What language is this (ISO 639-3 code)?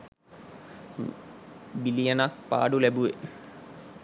sin